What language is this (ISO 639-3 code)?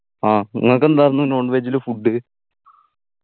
mal